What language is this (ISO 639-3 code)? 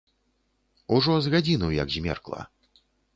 bel